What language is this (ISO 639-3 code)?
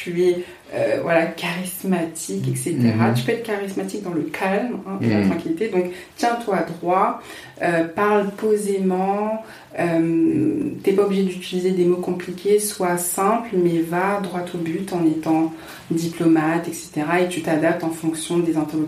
fra